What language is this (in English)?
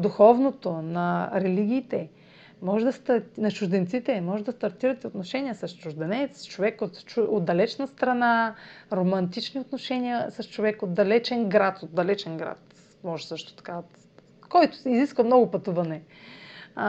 Bulgarian